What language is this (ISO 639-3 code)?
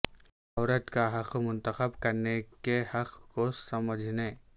urd